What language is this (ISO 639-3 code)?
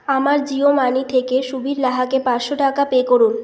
ben